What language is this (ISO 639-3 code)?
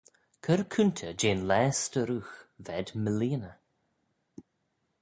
glv